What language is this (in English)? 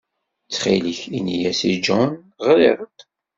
Kabyle